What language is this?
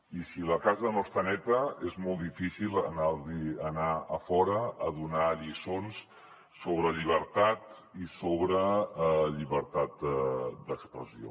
Catalan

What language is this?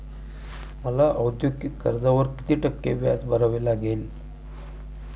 Marathi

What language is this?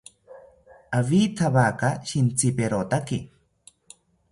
South Ucayali Ashéninka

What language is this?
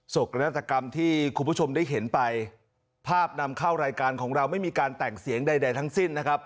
Thai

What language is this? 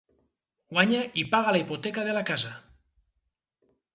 Catalan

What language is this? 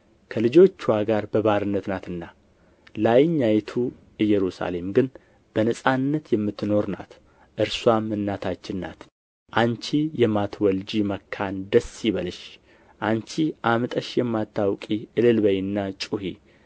Amharic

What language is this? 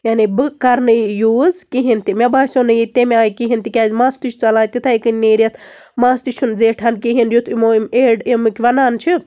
Kashmiri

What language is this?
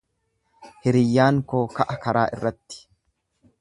Oromo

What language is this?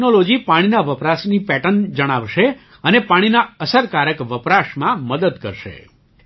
Gujarati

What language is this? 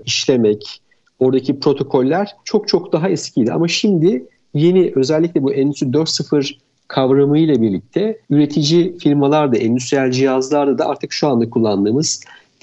Turkish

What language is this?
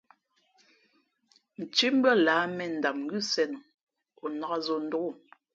Fe'fe'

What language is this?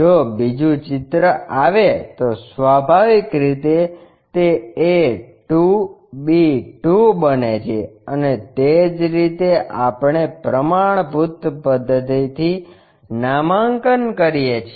Gujarati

